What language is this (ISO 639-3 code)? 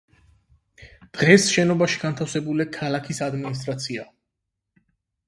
kat